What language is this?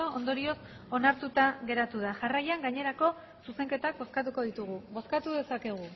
Basque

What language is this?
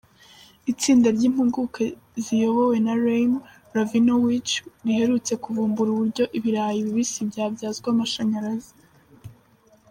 Kinyarwanda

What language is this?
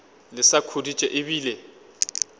Northern Sotho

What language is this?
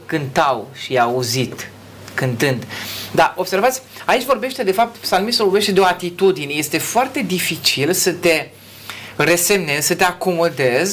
Romanian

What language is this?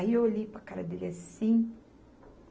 Portuguese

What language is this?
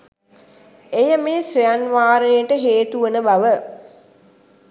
Sinhala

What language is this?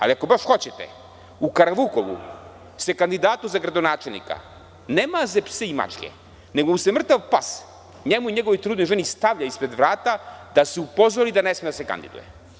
Serbian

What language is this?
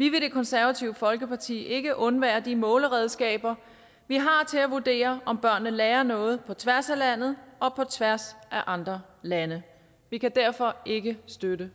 Danish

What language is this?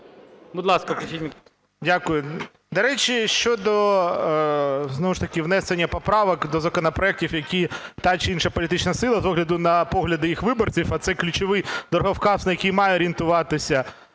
Ukrainian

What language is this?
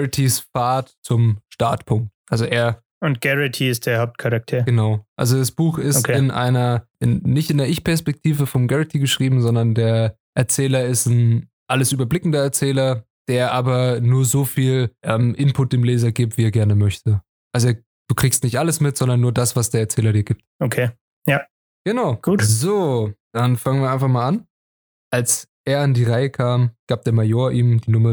German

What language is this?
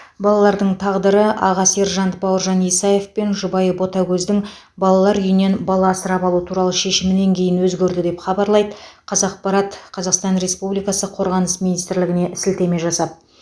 Kazakh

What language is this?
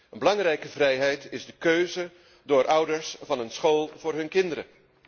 Dutch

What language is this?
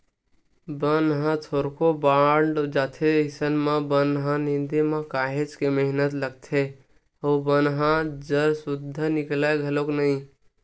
Chhattisgarhi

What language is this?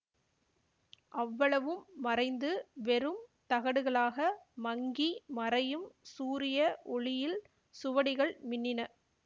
Tamil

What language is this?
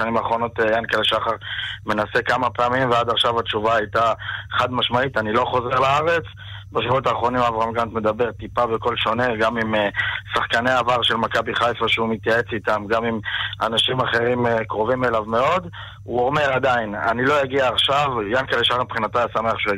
Hebrew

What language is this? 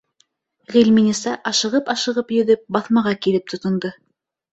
Bashkir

